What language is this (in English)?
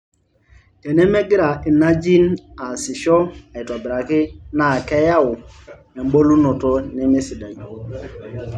Masai